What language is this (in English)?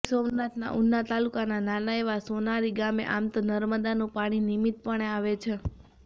Gujarati